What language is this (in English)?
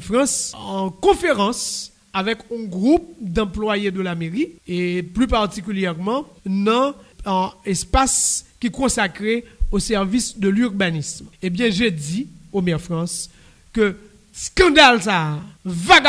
French